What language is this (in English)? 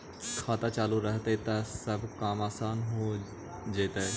Magahi